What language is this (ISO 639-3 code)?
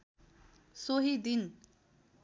nep